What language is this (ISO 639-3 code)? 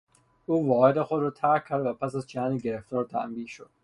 fas